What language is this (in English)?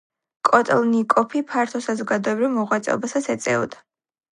Georgian